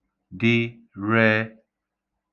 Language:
Igbo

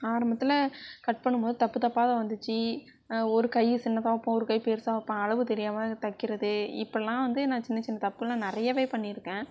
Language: Tamil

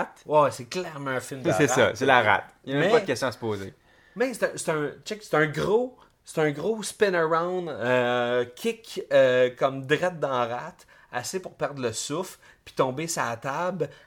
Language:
French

